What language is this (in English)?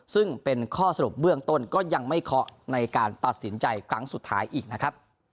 Thai